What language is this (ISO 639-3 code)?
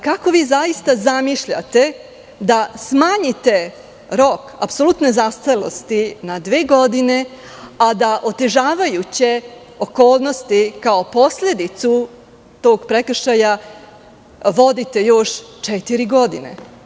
srp